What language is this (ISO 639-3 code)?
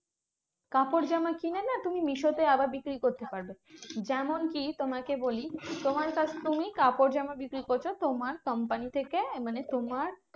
ben